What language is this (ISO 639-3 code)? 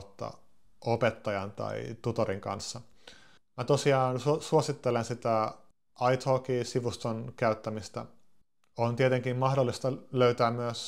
fin